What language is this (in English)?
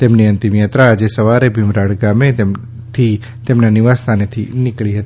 Gujarati